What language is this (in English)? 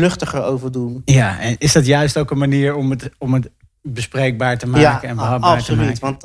Dutch